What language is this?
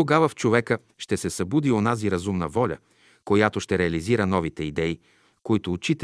Bulgarian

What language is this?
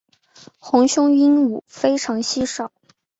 Chinese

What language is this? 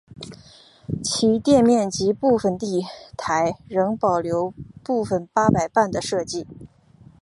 Chinese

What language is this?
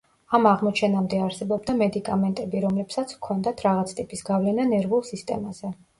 Georgian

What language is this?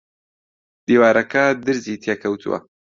Central Kurdish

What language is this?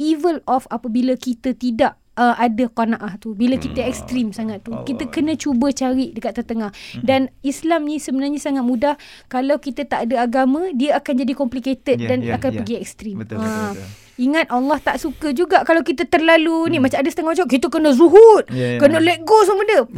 Malay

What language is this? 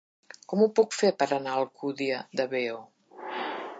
Catalan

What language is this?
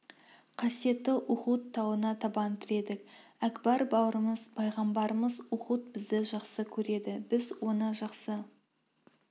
Kazakh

